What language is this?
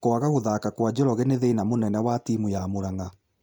Kikuyu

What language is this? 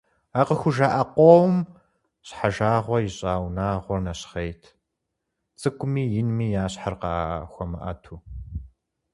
Kabardian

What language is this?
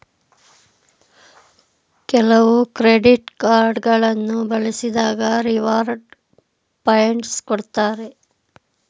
Kannada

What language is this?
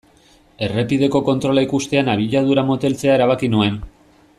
Basque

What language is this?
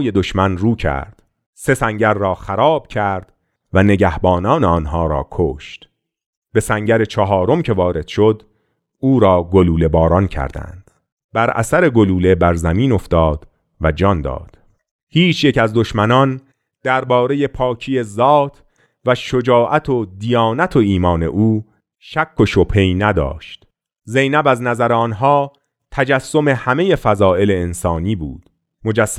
Persian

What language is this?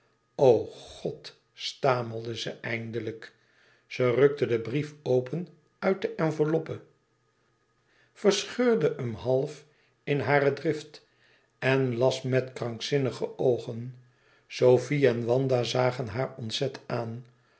Dutch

